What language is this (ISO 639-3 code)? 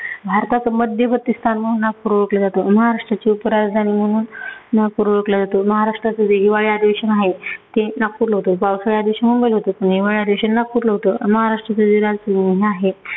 mar